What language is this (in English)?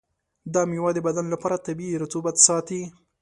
Pashto